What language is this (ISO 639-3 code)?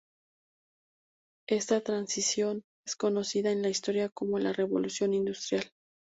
spa